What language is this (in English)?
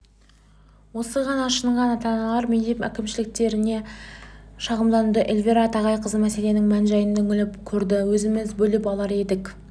Kazakh